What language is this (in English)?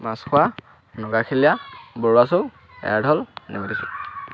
Assamese